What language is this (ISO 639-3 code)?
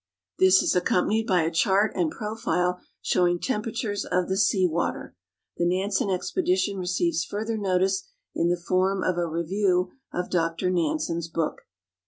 eng